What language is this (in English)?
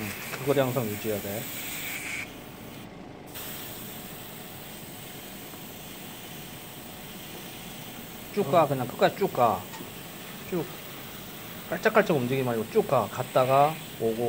Korean